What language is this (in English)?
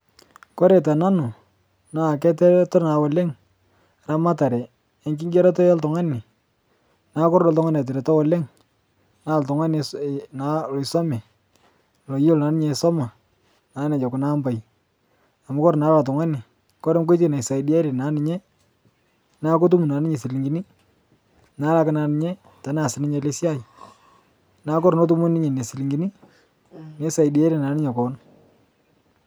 Masai